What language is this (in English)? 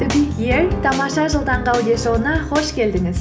Kazakh